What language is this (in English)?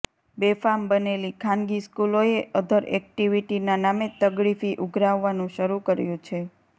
Gujarati